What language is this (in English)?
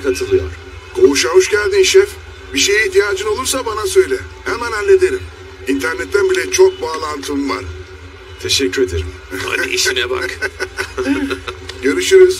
Turkish